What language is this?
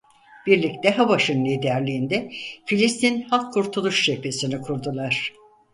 Turkish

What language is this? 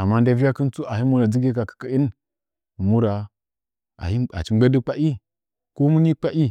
Nzanyi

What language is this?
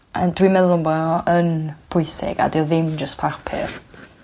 Welsh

